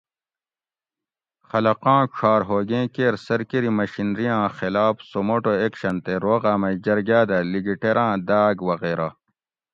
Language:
Gawri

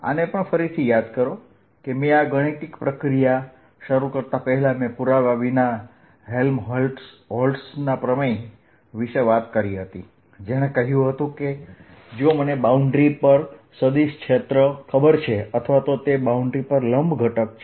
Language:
Gujarati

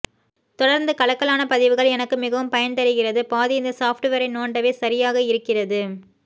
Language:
Tamil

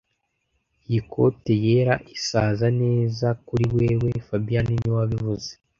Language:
Kinyarwanda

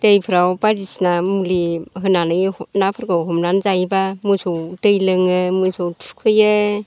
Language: Bodo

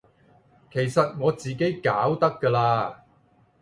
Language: Cantonese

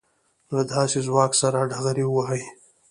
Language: Pashto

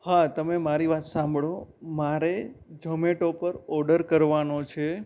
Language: Gujarati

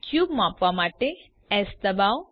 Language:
Gujarati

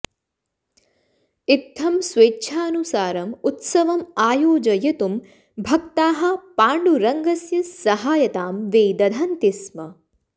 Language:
Sanskrit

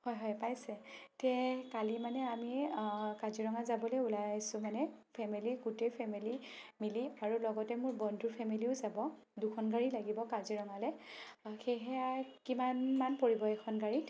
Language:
Assamese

